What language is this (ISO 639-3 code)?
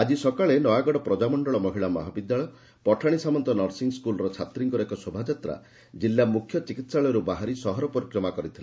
ori